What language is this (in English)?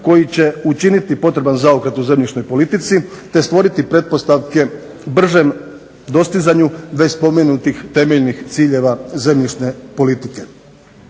Croatian